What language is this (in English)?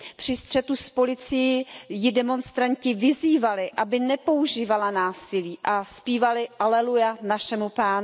Czech